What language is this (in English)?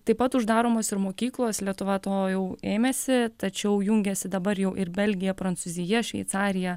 Lithuanian